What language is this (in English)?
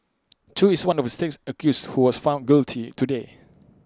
English